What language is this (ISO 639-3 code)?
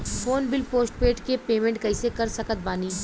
bho